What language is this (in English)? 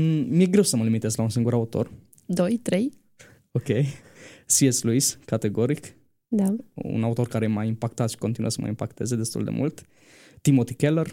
Romanian